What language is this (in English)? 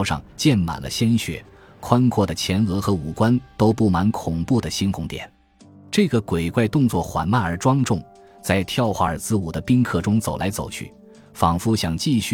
Chinese